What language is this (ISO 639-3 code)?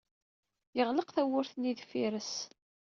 kab